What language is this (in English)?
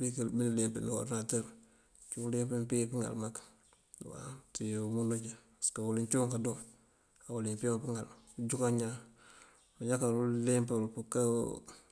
Mandjak